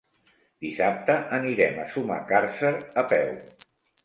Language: Catalan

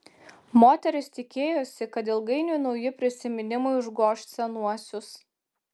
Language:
Lithuanian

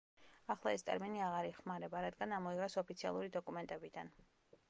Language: Georgian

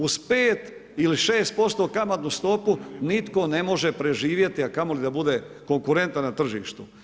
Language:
Croatian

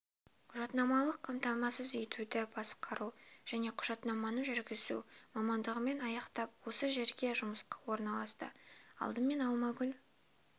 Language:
Kazakh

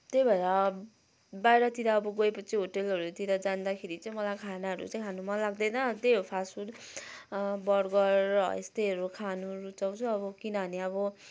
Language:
Nepali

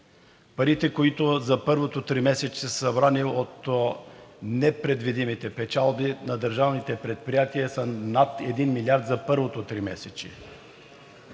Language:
Bulgarian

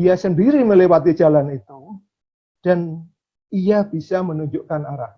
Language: Indonesian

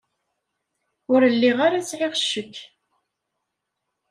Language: Kabyle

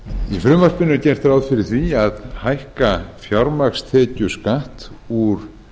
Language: Icelandic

